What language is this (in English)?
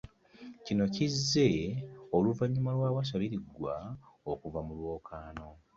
Ganda